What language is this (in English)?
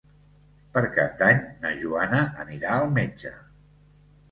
Catalan